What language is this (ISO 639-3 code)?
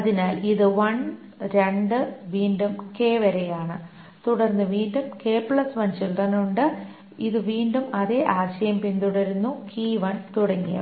mal